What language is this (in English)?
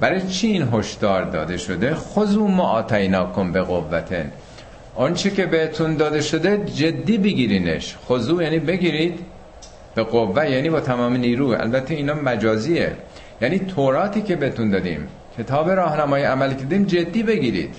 Persian